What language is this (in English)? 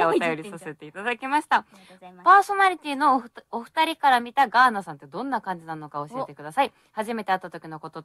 Japanese